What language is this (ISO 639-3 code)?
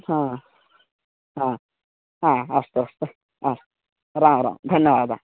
san